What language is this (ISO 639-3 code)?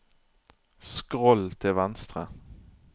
nor